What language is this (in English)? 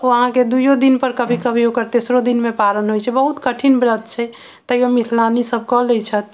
Maithili